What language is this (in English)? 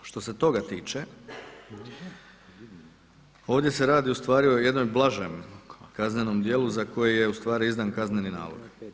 Croatian